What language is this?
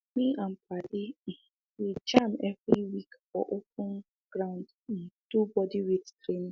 Nigerian Pidgin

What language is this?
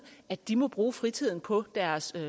Danish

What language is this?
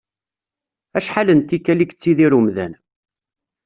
Kabyle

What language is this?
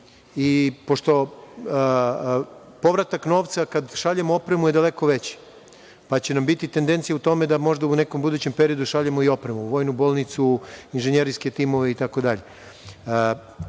Serbian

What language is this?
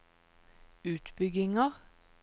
Norwegian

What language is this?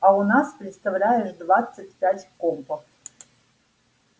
Russian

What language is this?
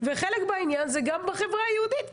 Hebrew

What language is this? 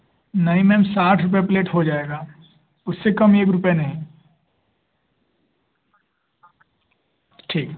Hindi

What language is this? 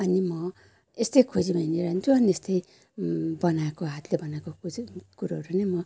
Nepali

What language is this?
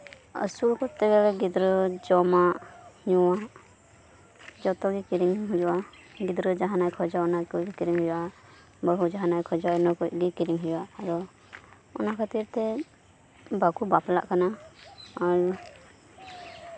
Santali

